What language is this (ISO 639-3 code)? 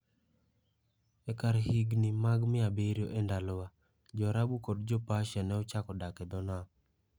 luo